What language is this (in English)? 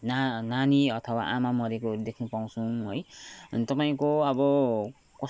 Nepali